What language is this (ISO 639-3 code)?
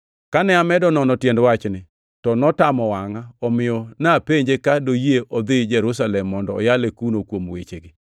luo